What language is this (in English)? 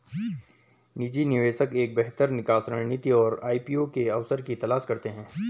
Hindi